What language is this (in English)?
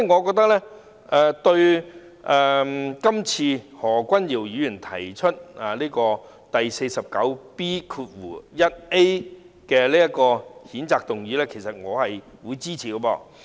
Cantonese